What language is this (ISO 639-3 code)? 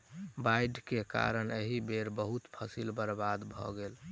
mai